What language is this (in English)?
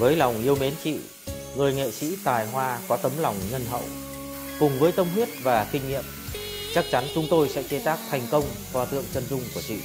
Vietnamese